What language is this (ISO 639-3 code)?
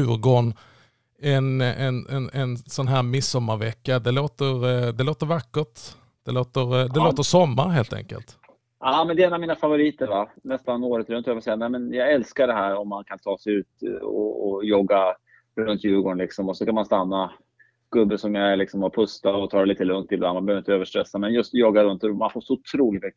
swe